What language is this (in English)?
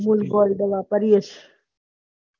Gujarati